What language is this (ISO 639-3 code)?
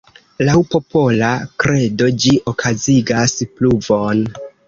epo